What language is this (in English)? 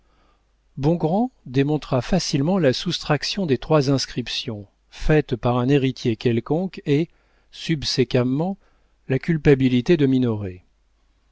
French